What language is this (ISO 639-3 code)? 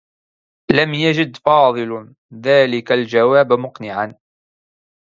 ara